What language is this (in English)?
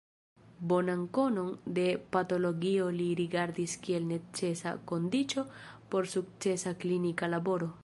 Esperanto